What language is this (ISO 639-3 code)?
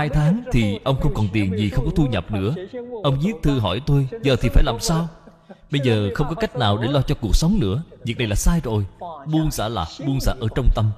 vie